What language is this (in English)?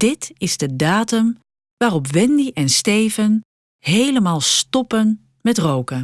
Dutch